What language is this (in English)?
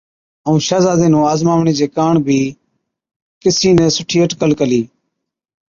Od